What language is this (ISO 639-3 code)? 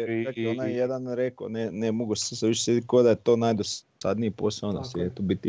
hrv